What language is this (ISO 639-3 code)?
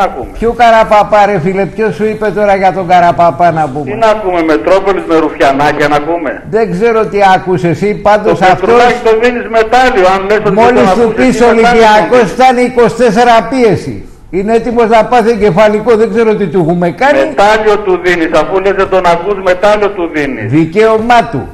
ell